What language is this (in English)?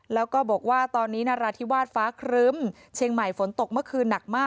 Thai